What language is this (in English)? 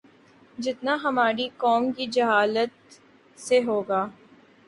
Urdu